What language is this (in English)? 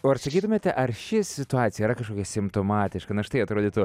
Lithuanian